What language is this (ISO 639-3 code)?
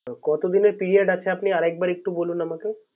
ben